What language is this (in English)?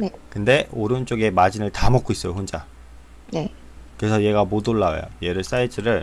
Korean